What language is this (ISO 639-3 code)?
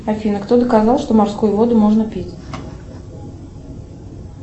rus